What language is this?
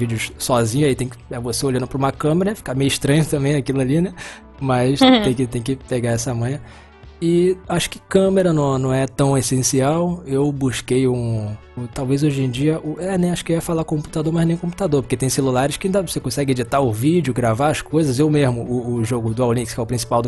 Portuguese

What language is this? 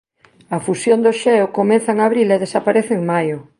Galician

